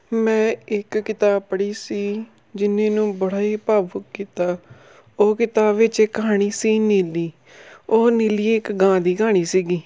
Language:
Punjabi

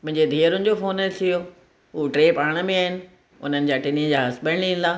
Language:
Sindhi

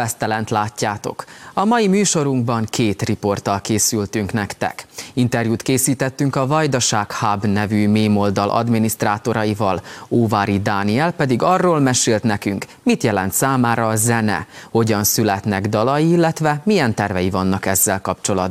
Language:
Hungarian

